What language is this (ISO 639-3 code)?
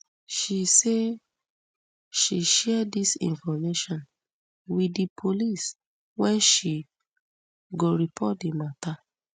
pcm